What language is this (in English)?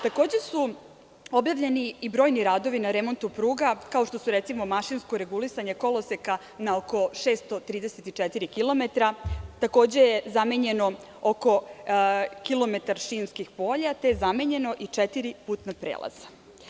Serbian